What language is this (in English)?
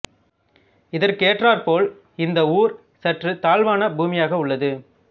Tamil